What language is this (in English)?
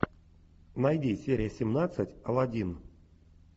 Russian